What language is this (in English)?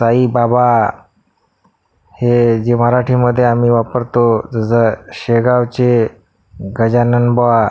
Marathi